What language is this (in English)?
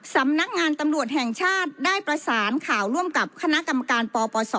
Thai